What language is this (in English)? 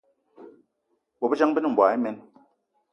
Eton (Cameroon)